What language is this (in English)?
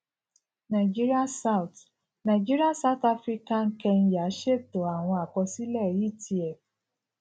Yoruba